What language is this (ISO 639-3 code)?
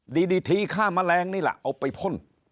tha